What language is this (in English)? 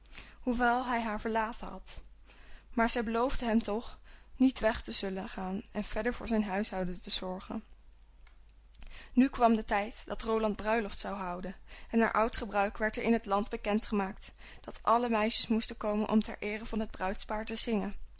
Dutch